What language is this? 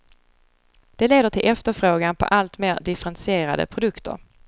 Swedish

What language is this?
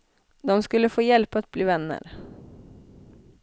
Swedish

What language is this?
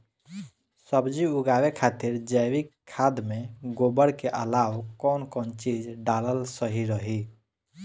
Bhojpuri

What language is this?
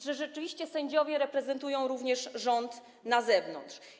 Polish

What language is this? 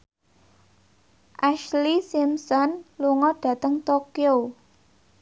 Javanese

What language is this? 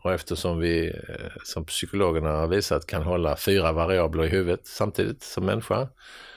Swedish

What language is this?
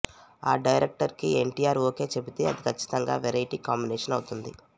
Telugu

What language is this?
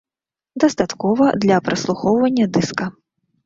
Belarusian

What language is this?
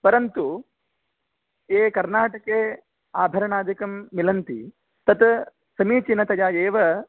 Sanskrit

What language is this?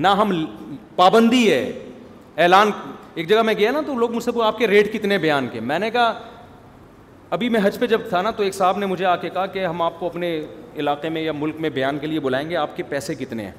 Urdu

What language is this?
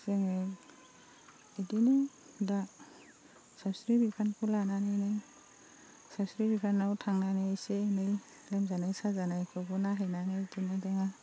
Bodo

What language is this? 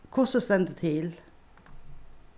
Faroese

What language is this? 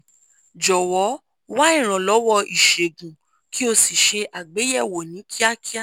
Yoruba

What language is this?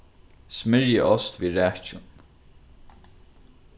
Faroese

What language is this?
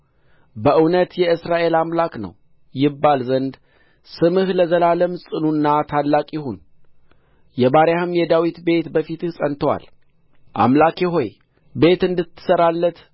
Amharic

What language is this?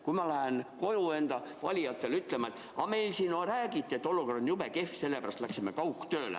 Estonian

